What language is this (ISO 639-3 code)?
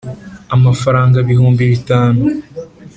kin